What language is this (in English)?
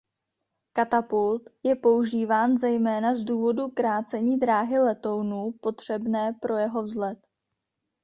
Czech